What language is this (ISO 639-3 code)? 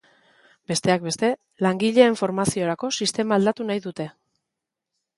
eus